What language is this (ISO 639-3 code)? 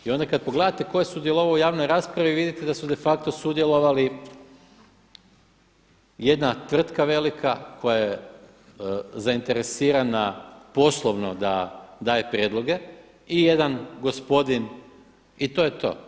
hrv